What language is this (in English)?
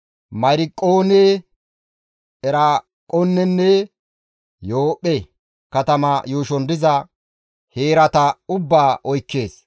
Gamo